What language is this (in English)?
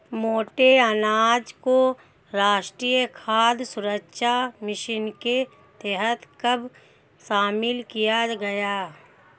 Hindi